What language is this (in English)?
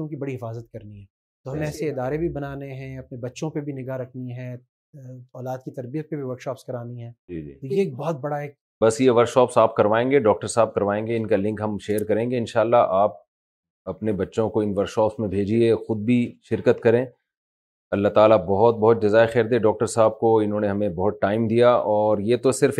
Urdu